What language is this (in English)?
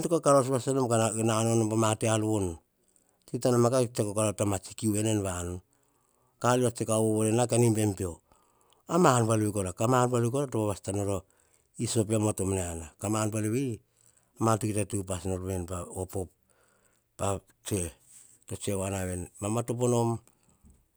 Hahon